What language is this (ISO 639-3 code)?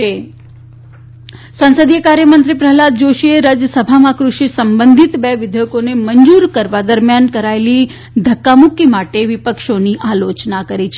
guj